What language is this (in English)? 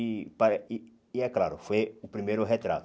Portuguese